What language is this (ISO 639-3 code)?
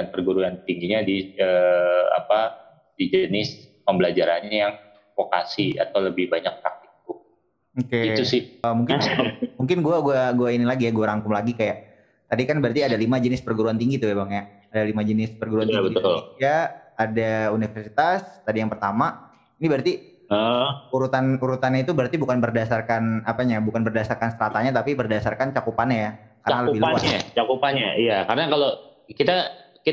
ind